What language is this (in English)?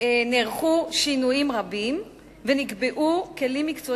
Hebrew